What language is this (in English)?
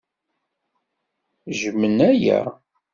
Kabyle